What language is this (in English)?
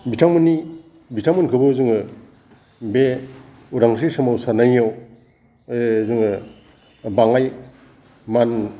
Bodo